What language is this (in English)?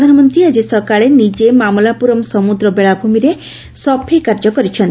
Odia